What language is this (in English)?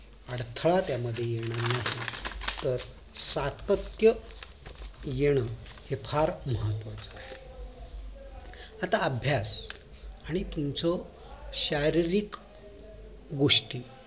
Marathi